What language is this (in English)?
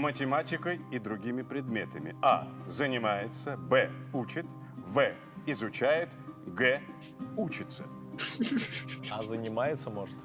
Russian